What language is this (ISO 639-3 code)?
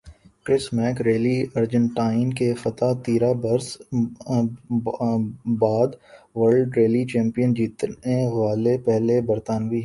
urd